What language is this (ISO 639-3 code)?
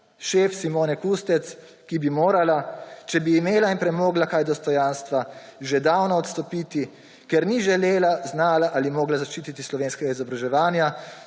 slv